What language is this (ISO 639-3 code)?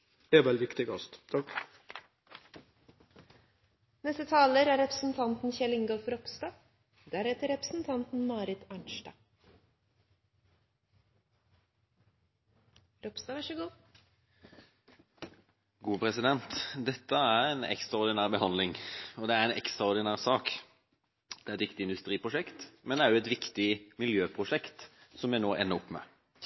nor